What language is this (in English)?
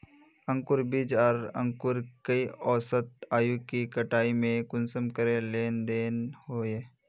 Magahi